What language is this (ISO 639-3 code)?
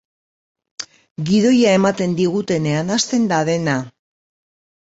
eus